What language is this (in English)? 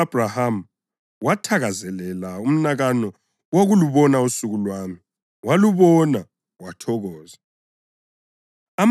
North Ndebele